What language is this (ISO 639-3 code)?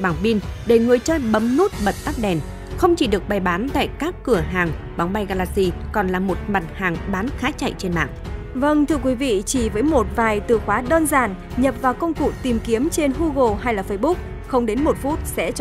vie